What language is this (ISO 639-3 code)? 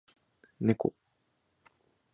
jpn